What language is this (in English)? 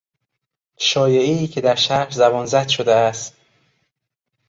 Persian